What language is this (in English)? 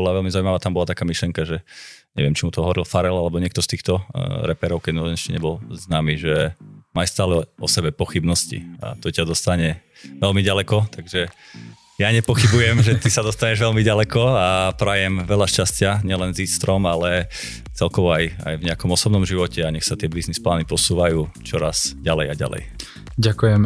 Slovak